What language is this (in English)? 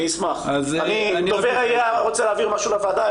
Hebrew